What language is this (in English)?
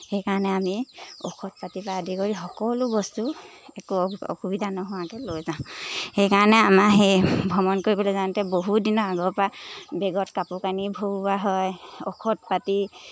Assamese